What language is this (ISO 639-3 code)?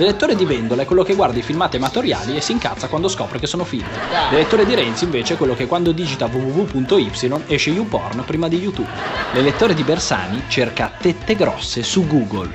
ita